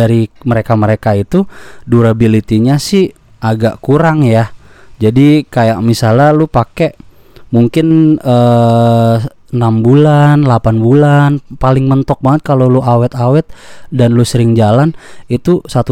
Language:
Indonesian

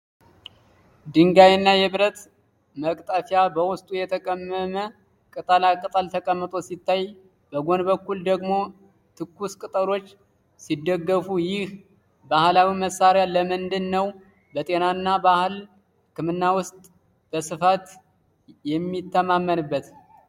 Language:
Amharic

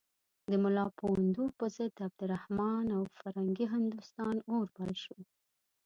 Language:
Pashto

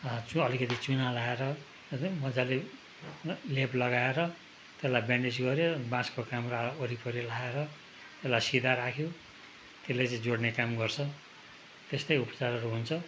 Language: Nepali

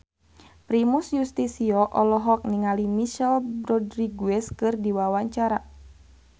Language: Sundanese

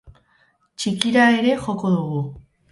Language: Basque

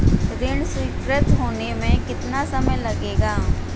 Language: Hindi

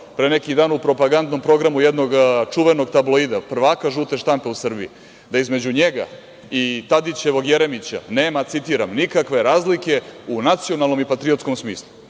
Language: Serbian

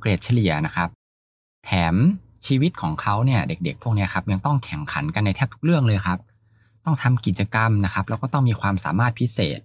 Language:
Thai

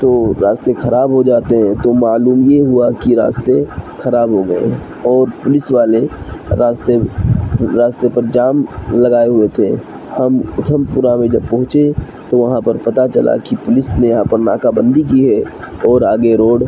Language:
Urdu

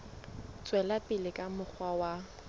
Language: Southern Sotho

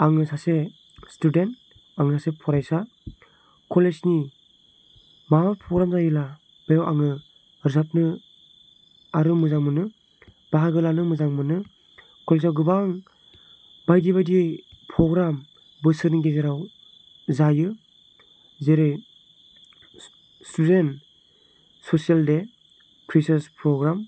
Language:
Bodo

